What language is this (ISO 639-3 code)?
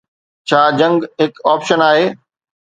snd